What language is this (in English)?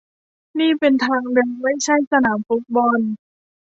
Thai